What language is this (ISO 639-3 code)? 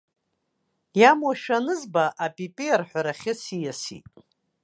abk